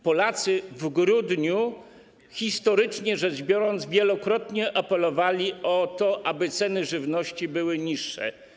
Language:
Polish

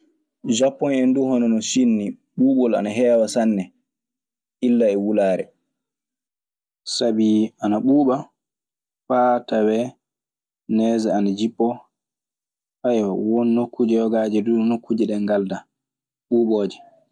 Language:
Maasina Fulfulde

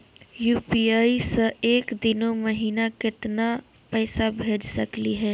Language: Magahi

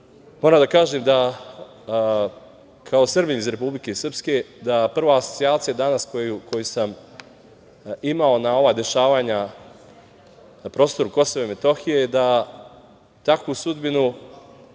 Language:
Serbian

